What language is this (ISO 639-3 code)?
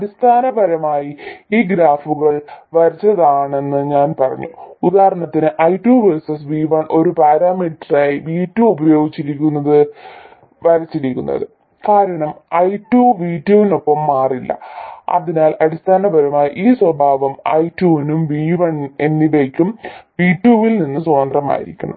mal